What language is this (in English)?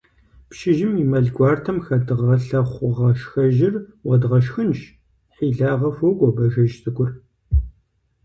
Kabardian